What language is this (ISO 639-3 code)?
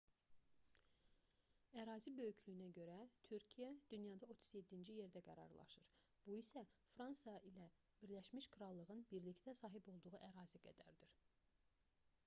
aze